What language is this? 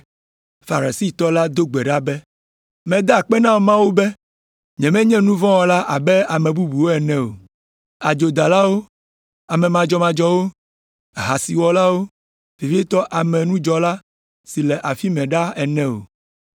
Ewe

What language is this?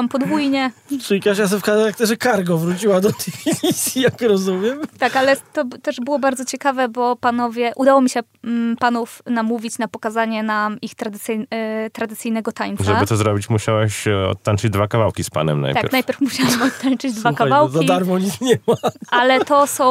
Polish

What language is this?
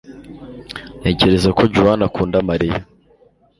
Kinyarwanda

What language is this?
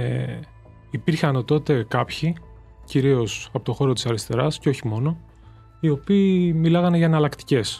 Greek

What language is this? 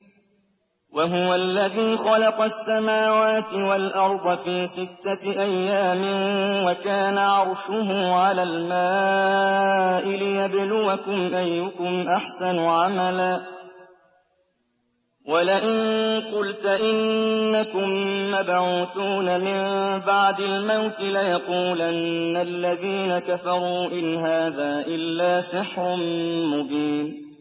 Arabic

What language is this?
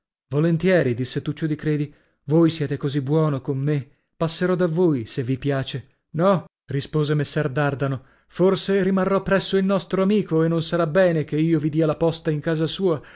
Italian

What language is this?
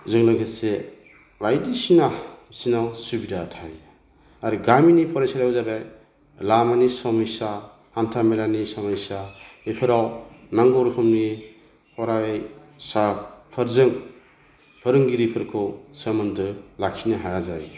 Bodo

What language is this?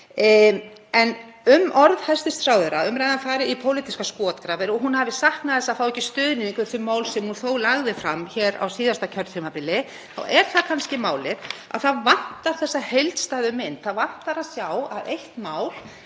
Icelandic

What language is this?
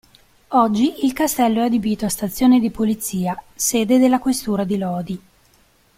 Italian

